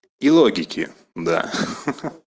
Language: Russian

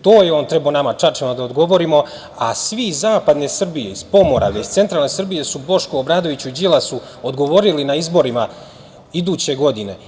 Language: Serbian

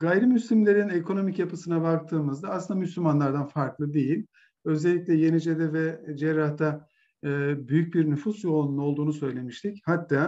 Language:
Turkish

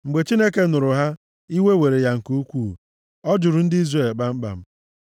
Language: Igbo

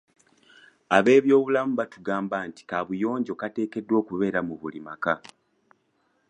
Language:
Ganda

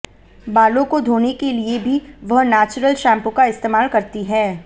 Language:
Hindi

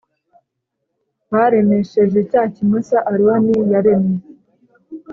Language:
Kinyarwanda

